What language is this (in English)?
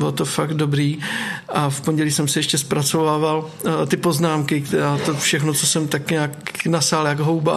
Czech